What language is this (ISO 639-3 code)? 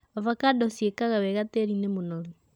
kik